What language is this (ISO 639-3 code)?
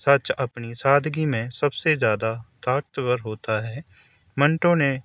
urd